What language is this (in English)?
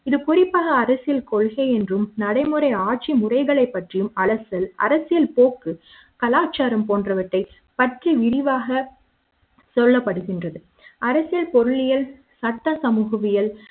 Tamil